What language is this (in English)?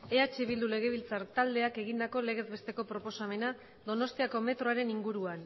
Basque